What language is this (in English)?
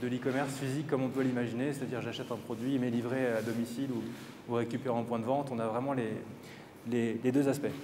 French